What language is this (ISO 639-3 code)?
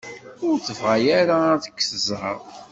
kab